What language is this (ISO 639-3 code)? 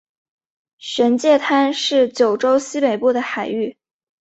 zho